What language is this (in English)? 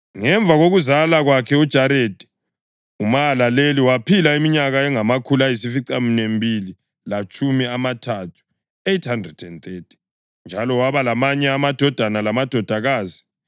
North Ndebele